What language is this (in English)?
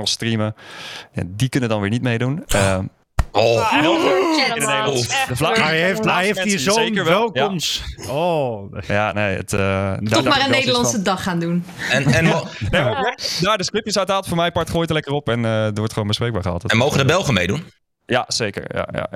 Dutch